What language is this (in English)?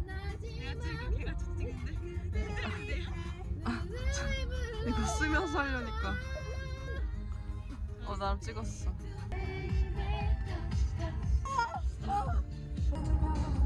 Korean